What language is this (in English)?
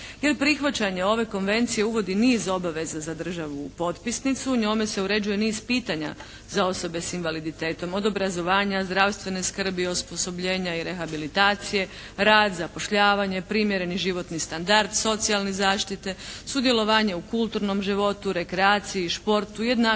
Croatian